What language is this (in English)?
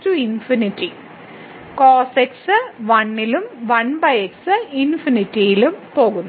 Malayalam